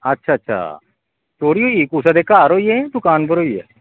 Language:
Dogri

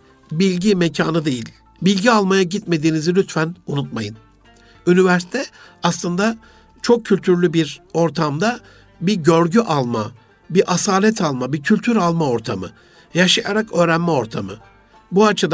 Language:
Turkish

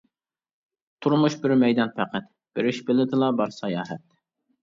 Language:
Uyghur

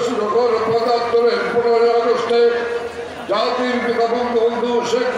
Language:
Turkish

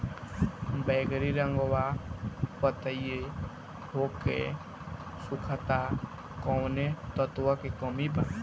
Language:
Bhojpuri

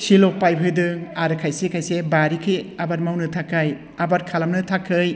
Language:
Bodo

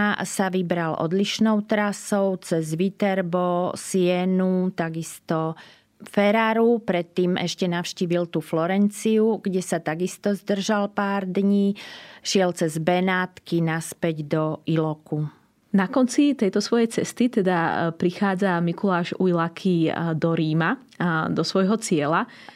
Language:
Slovak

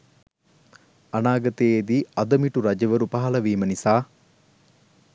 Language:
Sinhala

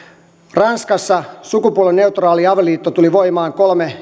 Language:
Finnish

